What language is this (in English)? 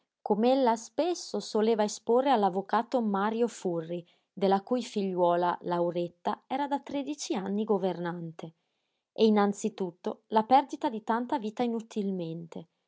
Italian